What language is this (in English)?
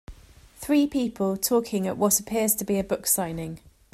English